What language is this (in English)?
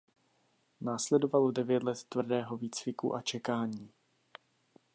Czech